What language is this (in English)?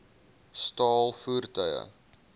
Afrikaans